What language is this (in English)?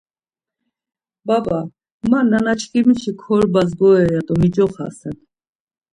Laz